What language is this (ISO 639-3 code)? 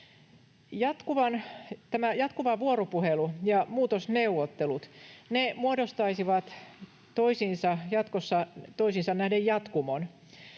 fin